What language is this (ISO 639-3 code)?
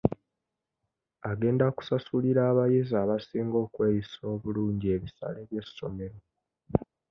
lug